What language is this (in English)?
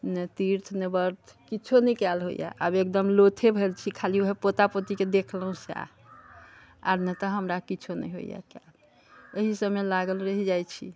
Maithili